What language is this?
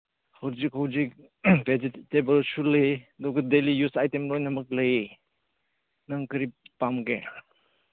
Manipuri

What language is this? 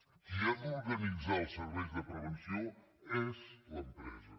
Catalan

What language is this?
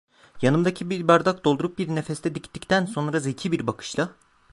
Turkish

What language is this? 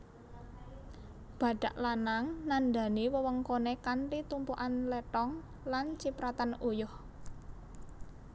Javanese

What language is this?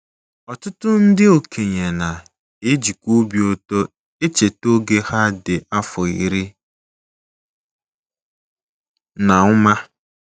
Igbo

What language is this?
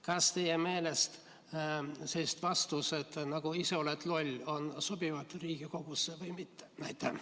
Estonian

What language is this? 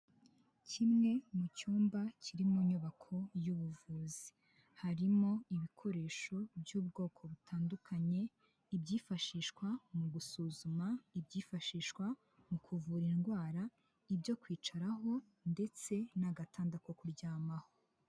Kinyarwanda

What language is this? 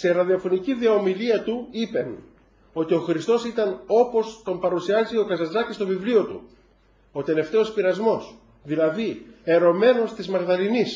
Greek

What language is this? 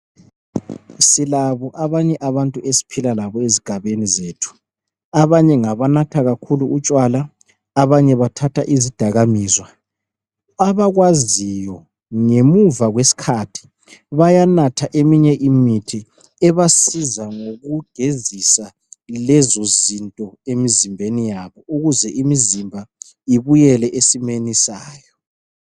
North Ndebele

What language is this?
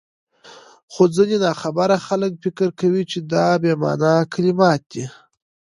Pashto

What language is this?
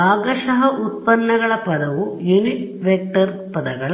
Kannada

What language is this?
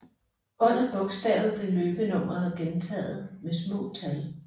Danish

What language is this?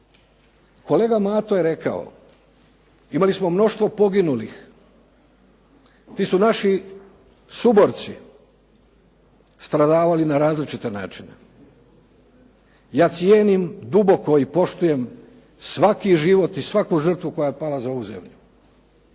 Croatian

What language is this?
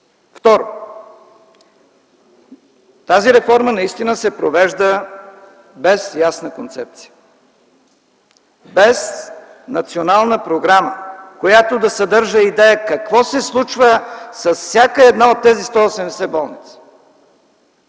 Bulgarian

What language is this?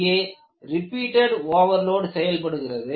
Tamil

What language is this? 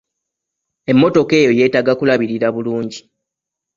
Ganda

